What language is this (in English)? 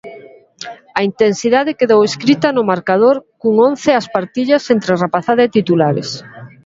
Galician